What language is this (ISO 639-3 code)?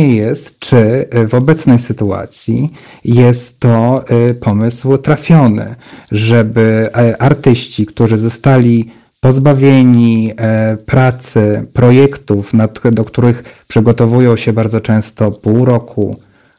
pol